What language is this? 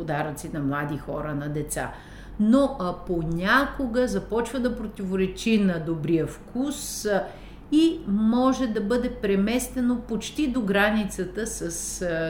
Bulgarian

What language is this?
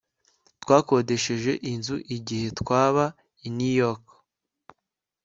Kinyarwanda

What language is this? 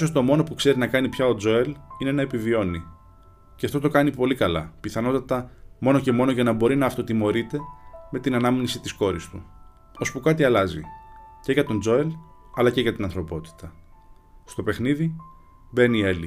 Greek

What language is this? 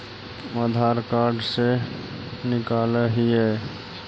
Magahi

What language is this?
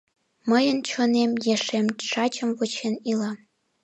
Mari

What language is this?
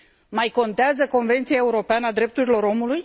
Romanian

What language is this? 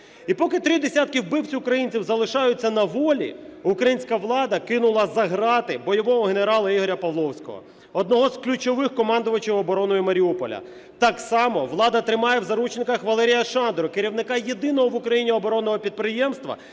Ukrainian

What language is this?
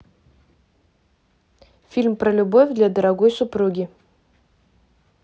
Russian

